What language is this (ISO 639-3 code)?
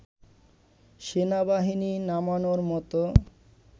ben